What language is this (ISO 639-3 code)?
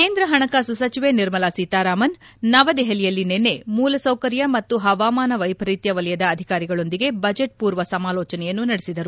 kan